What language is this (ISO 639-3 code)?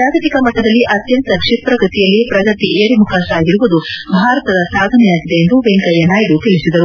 kan